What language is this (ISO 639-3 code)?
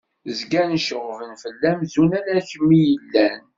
kab